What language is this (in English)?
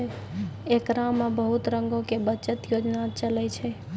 Maithili